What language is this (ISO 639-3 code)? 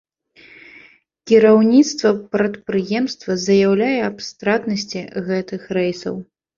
bel